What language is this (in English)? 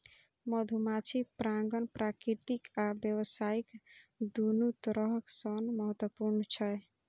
Maithili